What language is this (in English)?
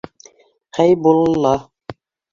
Bashkir